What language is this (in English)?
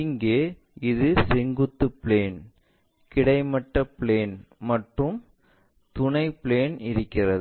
Tamil